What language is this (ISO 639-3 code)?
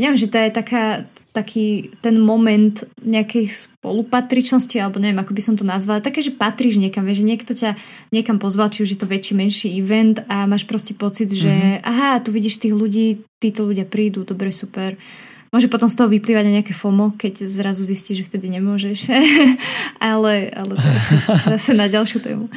slk